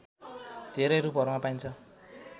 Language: Nepali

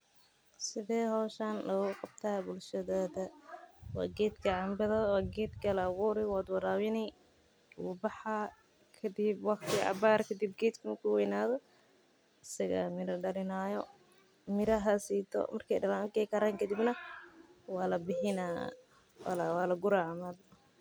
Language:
Somali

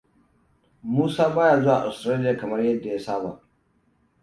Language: Hausa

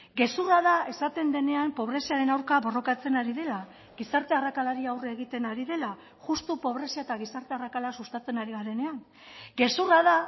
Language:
Basque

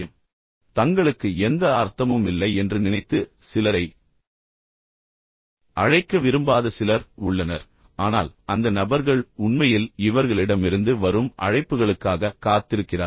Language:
Tamil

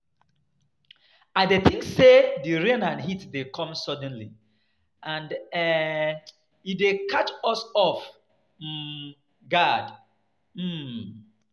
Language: Nigerian Pidgin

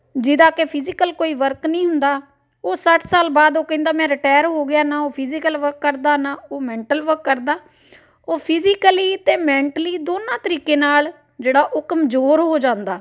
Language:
Punjabi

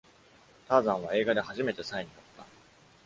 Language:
Japanese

